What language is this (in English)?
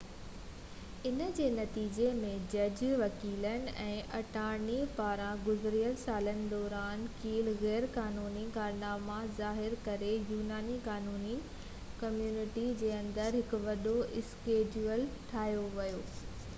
Sindhi